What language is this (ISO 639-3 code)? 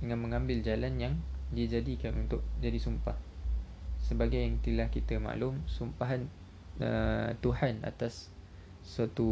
msa